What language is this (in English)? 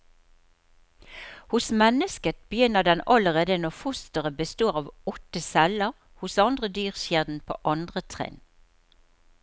Norwegian